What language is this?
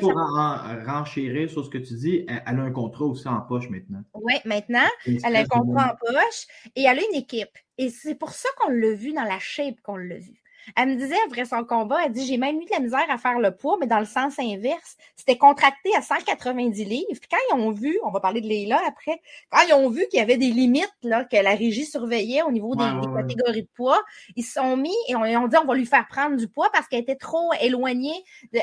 French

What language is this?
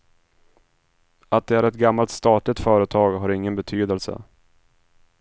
Swedish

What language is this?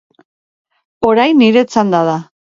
Basque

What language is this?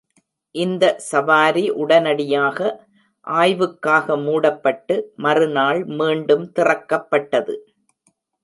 Tamil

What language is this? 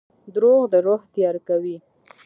Pashto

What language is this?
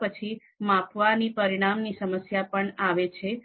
Gujarati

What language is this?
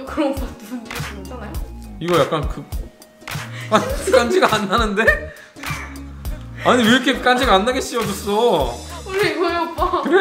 Korean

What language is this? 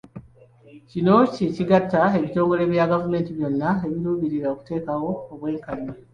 Ganda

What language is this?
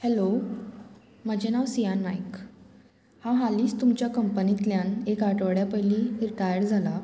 Konkani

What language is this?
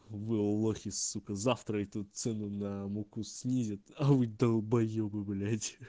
Russian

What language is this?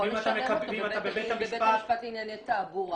Hebrew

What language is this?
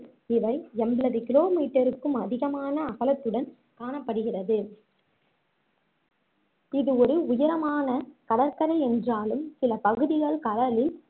Tamil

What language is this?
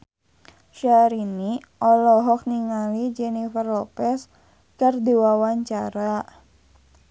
Sundanese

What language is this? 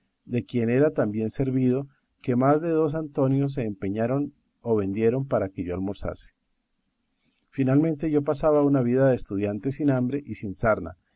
Spanish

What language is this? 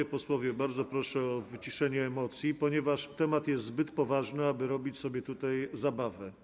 Polish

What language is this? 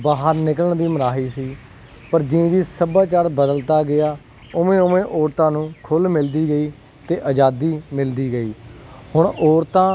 Punjabi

